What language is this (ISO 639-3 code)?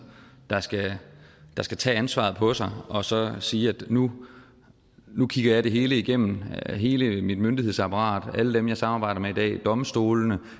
dan